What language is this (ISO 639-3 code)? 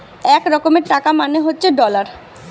ben